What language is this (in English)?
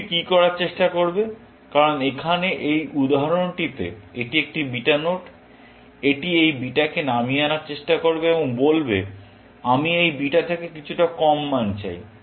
Bangla